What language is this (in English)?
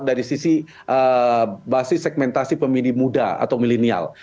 Indonesian